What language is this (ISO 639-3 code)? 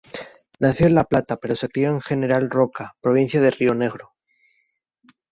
spa